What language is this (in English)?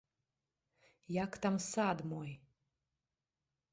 Belarusian